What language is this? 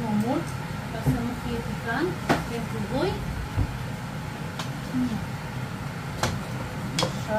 Romanian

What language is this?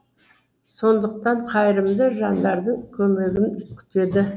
Kazakh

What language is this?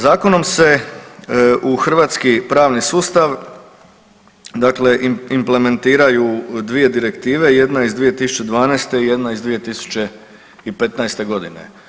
Croatian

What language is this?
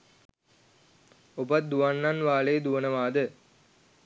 Sinhala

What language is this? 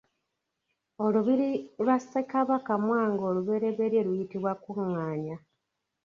Ganda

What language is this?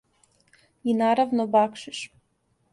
Serbian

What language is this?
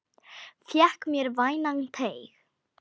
Icelandic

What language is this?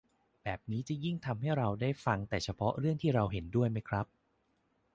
Thai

